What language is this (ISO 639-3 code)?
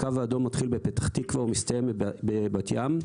heb